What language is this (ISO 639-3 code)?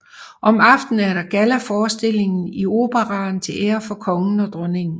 dan